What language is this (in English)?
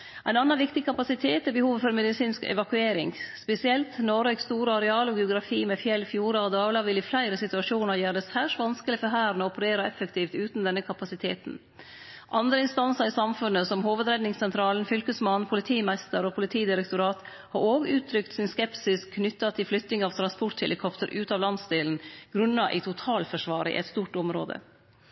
Norwegian Nynorsk